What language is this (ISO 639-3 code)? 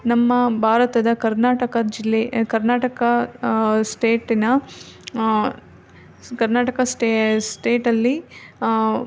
kan